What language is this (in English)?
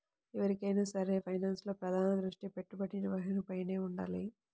Telugu